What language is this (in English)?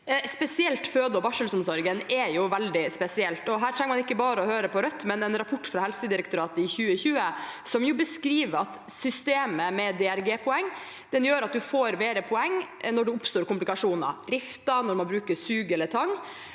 Norwegian